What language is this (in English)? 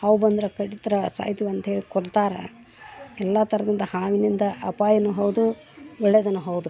Kannada